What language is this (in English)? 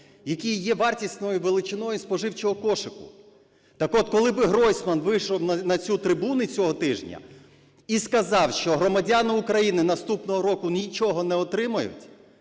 Ukrainian